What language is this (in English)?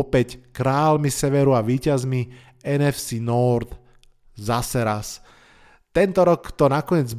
Slovak